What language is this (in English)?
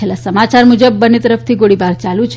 Gujarati